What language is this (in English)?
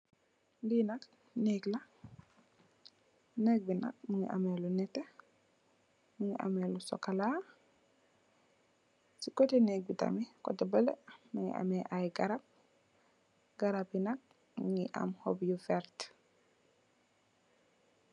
Wolof